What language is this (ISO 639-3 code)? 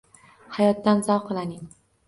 uzb